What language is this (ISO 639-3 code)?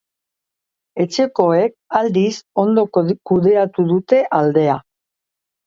eus